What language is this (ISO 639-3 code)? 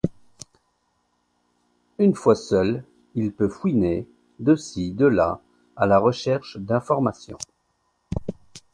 fra